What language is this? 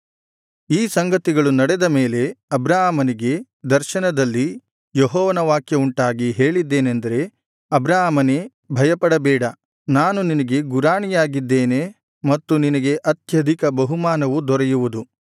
Kannada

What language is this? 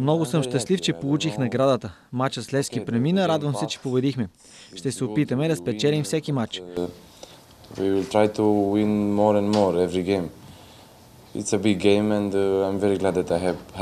Bulgarian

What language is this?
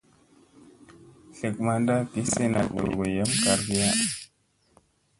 Musey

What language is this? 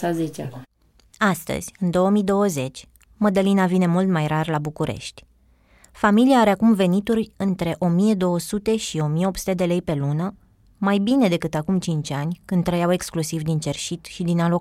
Romanian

